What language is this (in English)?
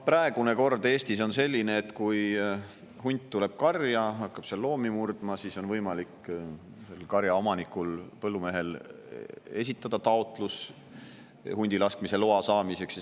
Estonian